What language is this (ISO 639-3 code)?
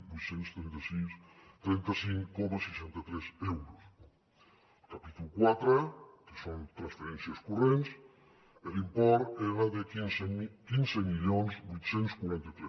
cat